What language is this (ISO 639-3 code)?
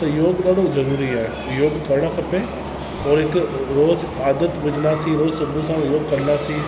snd